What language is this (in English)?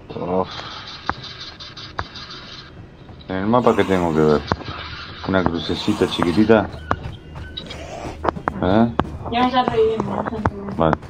Spanish